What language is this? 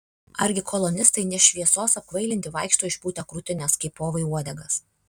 Lithuanian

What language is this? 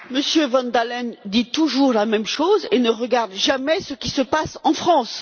French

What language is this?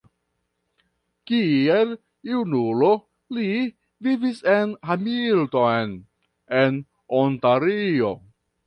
Esperanto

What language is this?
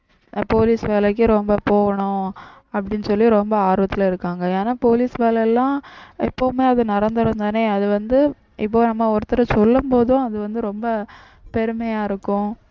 Tamil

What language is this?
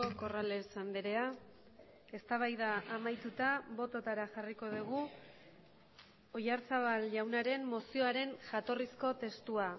Basque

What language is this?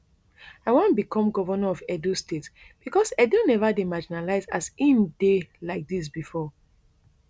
Nigerian Pidgin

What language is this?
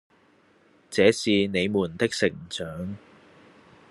Cantonese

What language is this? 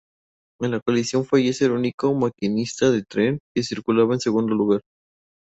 Spanish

